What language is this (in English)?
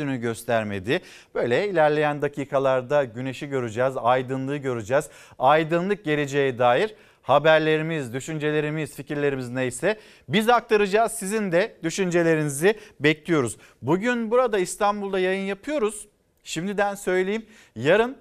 Turkish